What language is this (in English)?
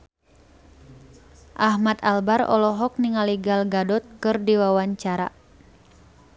Sundanese